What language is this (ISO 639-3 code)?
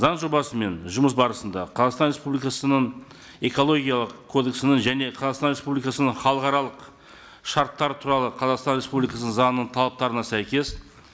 kaz